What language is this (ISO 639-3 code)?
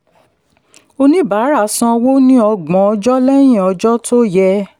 yor